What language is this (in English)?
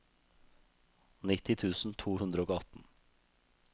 Norwegian